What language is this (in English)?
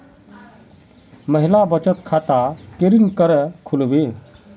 Magahi